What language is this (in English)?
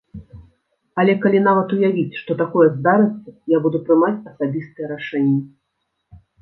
Belarusian